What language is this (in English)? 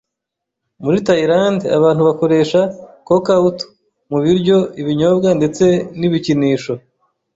Kinyarwanda